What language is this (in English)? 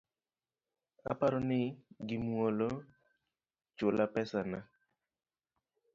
Luo (Kenya and Tanzania)